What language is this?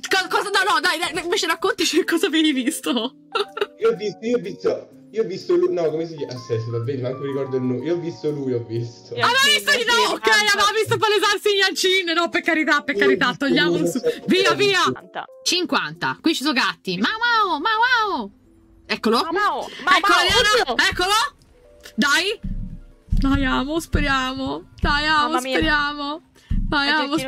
Italian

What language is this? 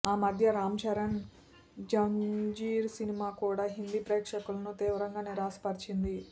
Telugu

